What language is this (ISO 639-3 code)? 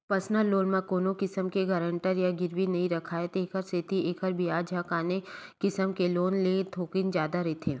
hne